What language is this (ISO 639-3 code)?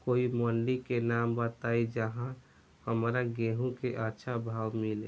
bho